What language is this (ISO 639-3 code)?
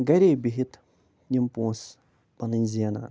kas